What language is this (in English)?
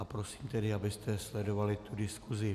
Czech